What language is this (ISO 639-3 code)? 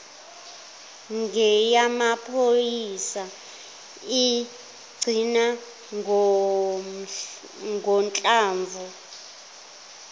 zul